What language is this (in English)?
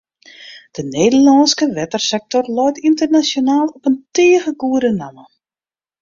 Western Frisian